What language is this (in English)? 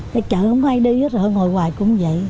Vietnamese